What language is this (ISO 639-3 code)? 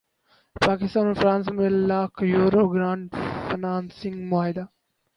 urd